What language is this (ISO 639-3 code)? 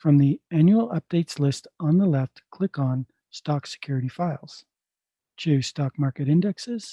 eng